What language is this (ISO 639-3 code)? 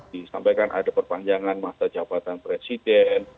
ind